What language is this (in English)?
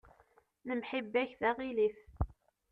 Kabyle